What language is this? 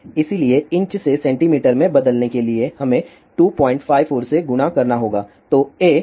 Hindi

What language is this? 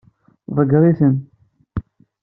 Kabyle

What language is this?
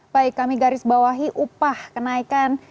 Indonesian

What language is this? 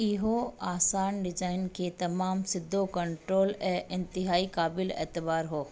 Sindhi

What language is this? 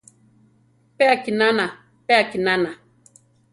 Central Tarahumara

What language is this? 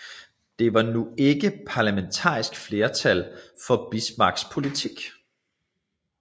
Danish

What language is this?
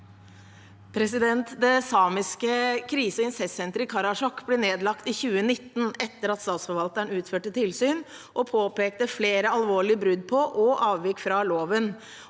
Norwegian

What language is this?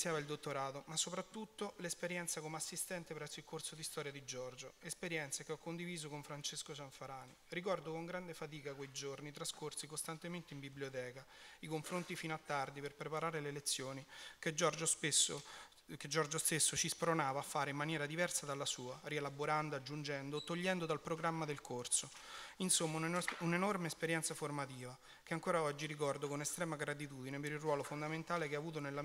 Italian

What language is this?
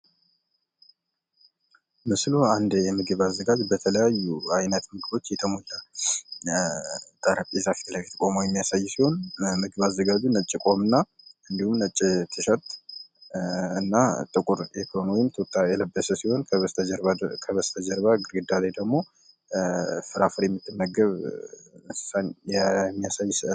Amharic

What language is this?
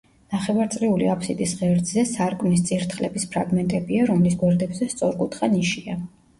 Georgian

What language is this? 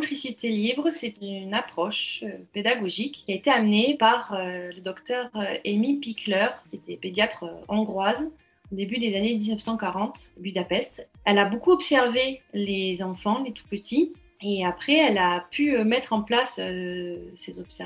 French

